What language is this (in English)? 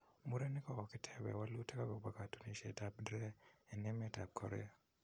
Kalenjin